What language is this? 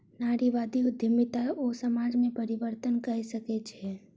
Maithili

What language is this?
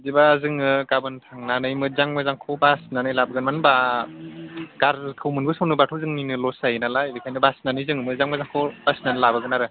Bodo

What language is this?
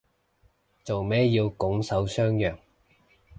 Cantonese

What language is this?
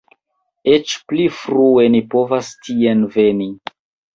Esperanto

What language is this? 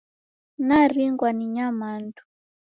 Taita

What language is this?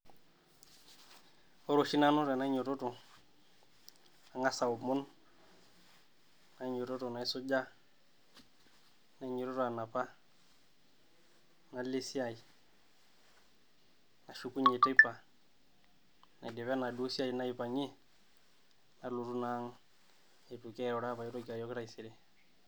Masai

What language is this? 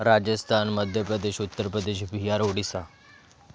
Marathi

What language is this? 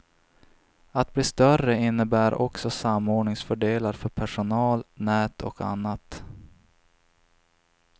Swedish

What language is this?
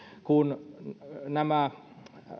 Finnish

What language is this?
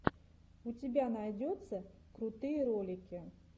Russian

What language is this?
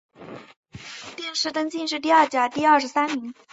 Chinese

